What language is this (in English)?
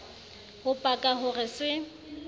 Southern Sotho